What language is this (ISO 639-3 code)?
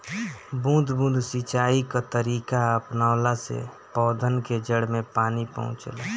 bho